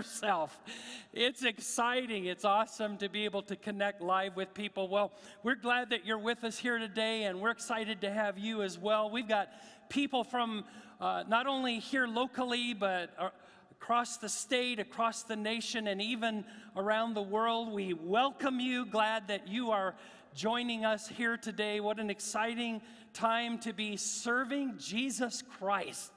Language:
English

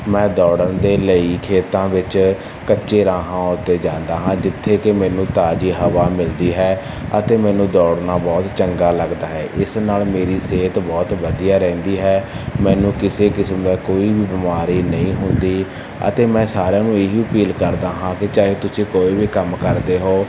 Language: Punjabi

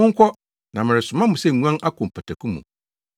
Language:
Akan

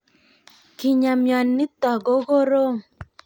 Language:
Kalenjin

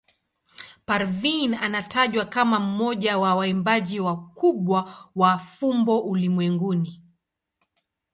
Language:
Swahili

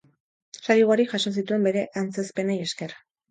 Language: Basque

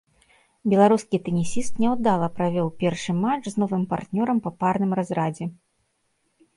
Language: Belarusian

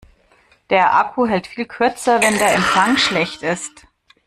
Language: German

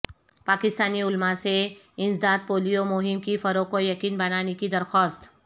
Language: Urdu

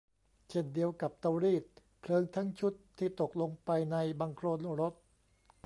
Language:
Thai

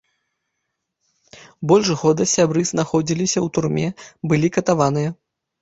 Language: Belarusian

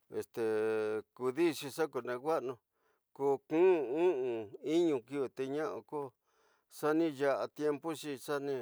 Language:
Tidaá Mixtec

